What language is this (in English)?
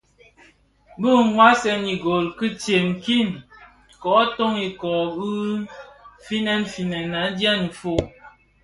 Bafia